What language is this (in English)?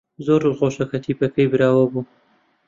Central Kurdish